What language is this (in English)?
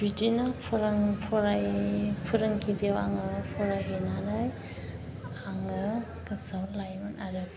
Bodo